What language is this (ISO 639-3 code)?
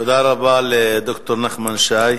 heb